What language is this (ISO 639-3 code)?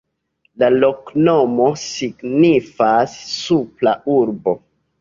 epo